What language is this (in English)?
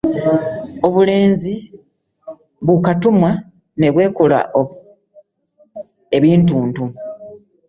Ganda